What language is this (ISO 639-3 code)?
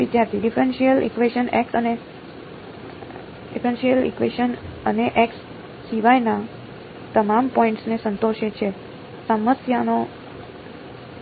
guj